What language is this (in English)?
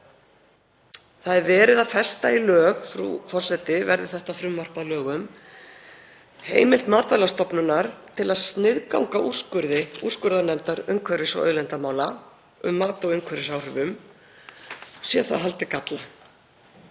Icelandic